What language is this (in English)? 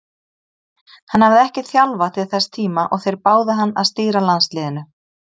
Icelandic